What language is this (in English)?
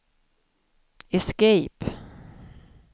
Swedish